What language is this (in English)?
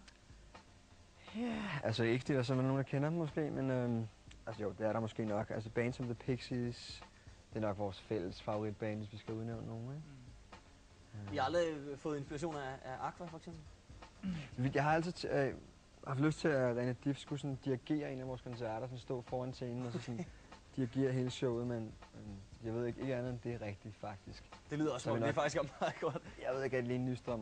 Danish